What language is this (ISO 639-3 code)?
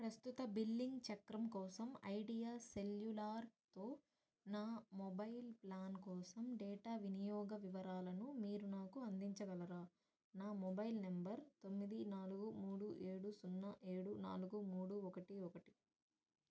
tel